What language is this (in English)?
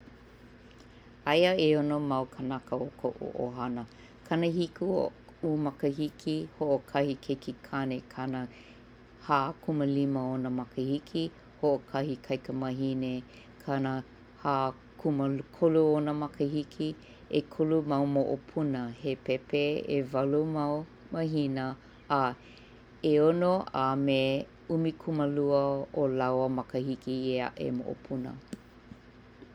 Hawaiian